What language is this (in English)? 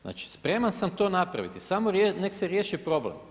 Croatian